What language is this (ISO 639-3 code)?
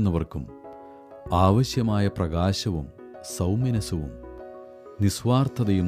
mal